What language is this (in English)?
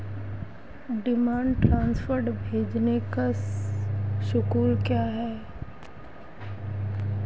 Hindi